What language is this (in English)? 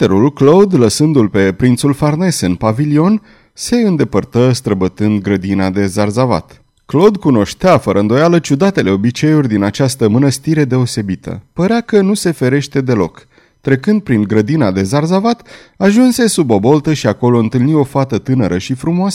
Romanian